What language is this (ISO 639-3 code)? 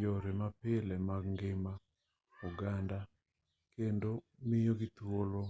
luo